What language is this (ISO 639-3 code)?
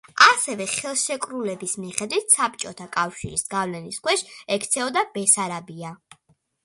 kat